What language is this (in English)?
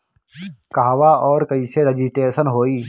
Bhojpuri